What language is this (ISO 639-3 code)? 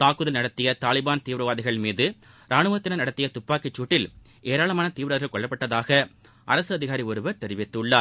tam